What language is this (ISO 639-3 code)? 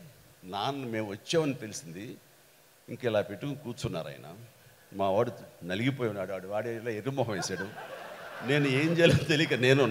tel